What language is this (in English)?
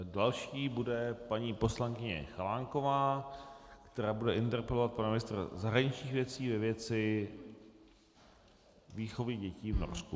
Czech